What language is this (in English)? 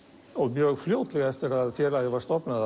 Icelandic